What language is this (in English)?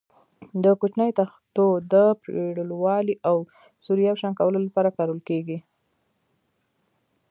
Pashto